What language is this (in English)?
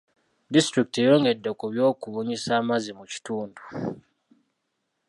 Ganda